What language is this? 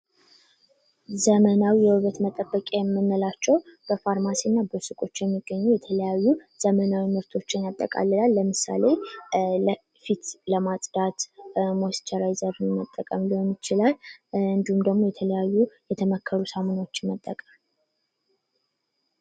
Amharic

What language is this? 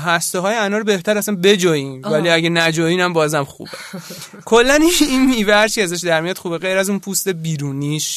Persian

